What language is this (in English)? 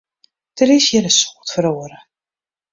Western Frisian